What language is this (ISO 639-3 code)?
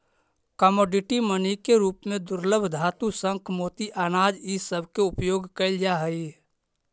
mag